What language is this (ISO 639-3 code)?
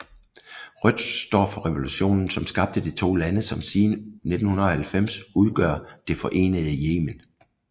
dan